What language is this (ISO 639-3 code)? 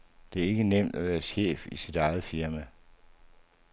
dan